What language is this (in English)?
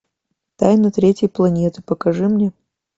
Russian